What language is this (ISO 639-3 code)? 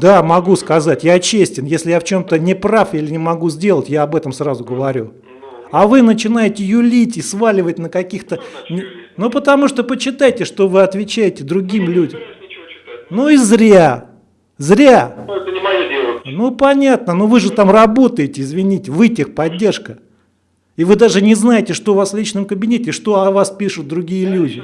rus